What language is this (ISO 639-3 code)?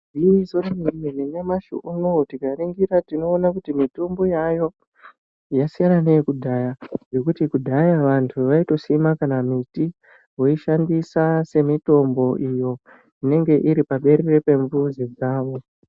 ndc